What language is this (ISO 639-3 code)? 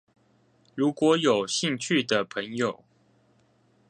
zho